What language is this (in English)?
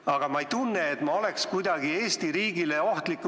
Estonian